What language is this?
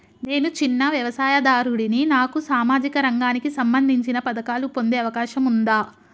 Telugu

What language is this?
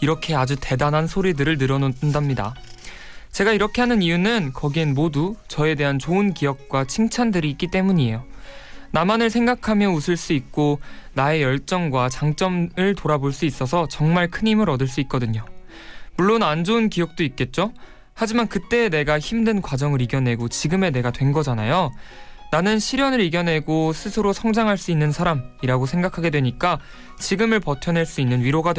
Korean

